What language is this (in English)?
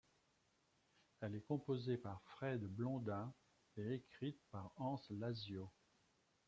French